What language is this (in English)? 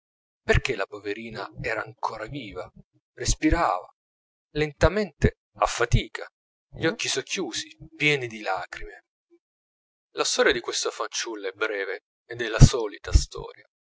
Italian